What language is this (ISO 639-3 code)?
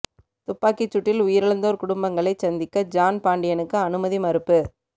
tam